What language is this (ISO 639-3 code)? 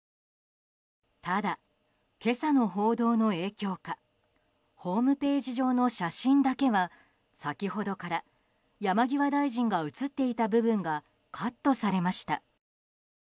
jpn